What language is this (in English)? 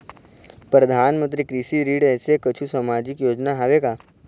Chhattisgarhi